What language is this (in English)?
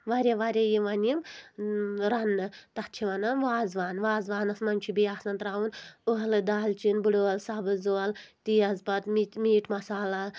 Kashmiri